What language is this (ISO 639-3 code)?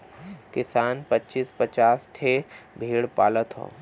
bho